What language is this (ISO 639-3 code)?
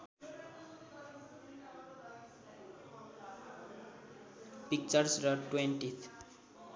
nep